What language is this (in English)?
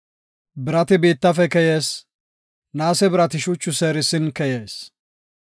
Gofa